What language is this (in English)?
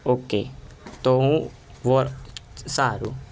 Gujarati